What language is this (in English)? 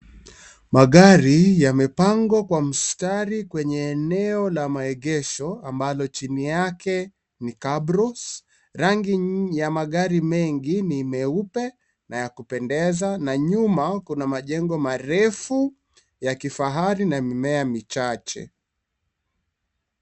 Swahili